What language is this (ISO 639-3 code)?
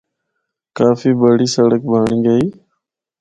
hno